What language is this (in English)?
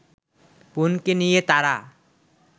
Bangla